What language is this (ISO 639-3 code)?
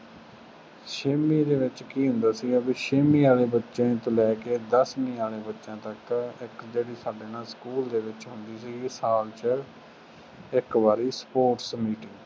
pan